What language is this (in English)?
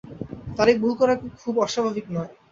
Bangla